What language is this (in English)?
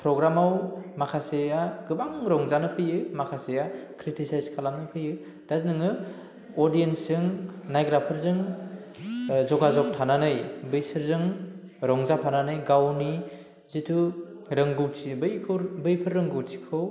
Bodo